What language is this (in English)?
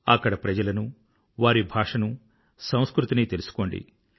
Telugu